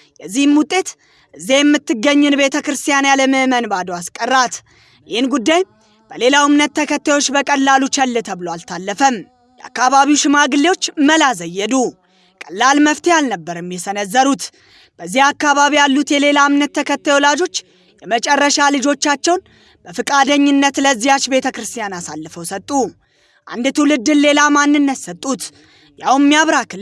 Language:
Amharic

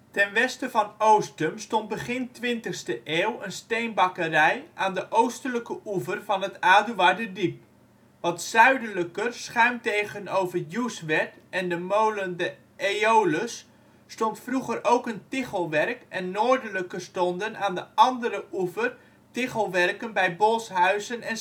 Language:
Dutch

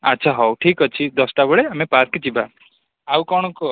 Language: Odia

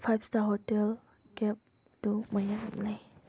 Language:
Manipuri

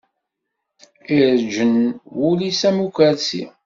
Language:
Kabyle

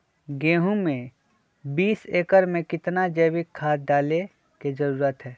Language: Magahi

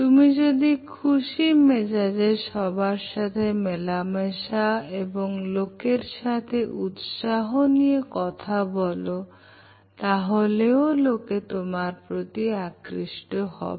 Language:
Bangla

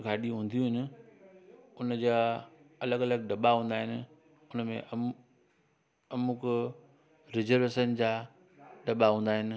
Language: Sindhi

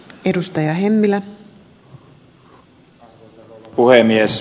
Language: Finnish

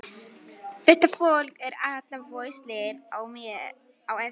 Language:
Icelandic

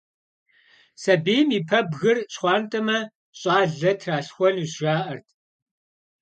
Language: Kabardian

